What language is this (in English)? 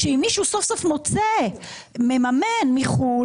Hebrew